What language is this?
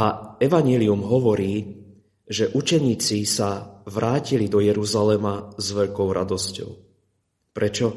Slovak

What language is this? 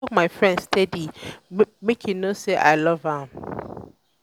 Nigerian Pidgin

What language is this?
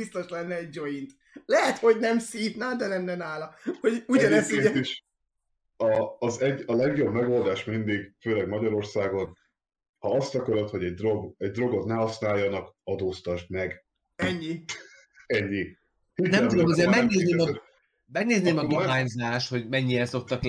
Hungarian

